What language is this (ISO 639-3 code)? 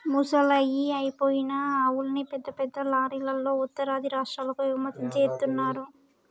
tel